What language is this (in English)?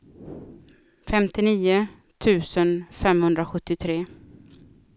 Swedish